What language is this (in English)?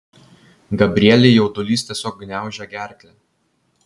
Lithuanian